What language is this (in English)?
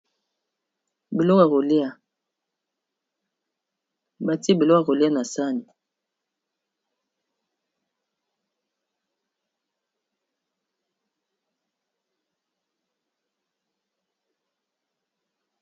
Lingala